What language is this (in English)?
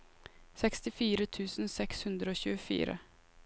Norwegian